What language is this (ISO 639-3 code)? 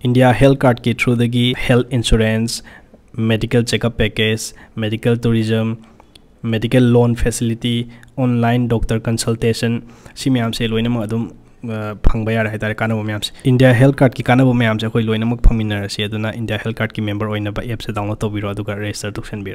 kor